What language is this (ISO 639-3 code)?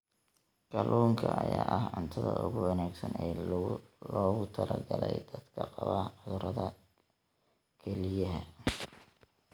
som